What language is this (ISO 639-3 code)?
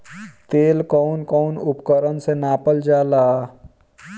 bho